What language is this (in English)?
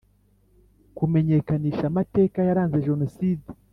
Kinyarwanda